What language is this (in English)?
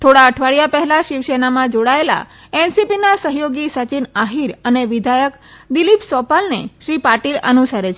Gujarati